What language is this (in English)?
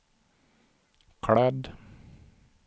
Swedish